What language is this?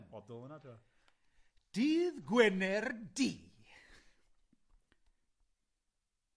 Welsh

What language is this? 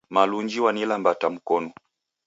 Taita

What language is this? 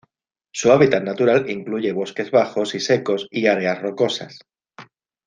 Spanish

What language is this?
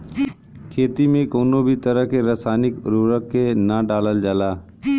Bhojpuri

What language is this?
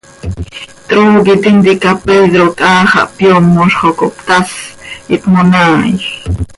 Seri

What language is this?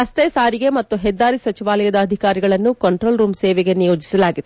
Kannada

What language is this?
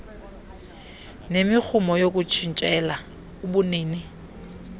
Xhosa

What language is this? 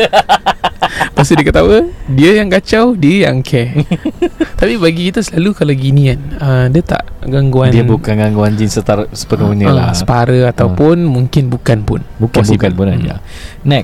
Malay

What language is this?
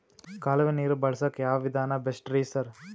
Kannada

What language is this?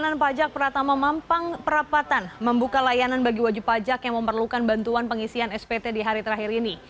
Indonesian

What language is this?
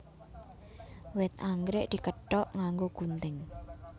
Javanese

